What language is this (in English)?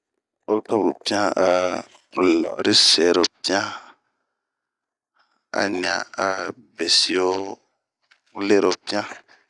Bomu